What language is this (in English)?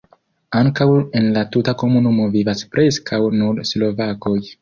Esperanto